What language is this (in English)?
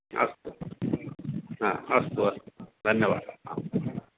Sanskrit